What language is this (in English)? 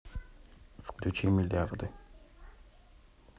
Russian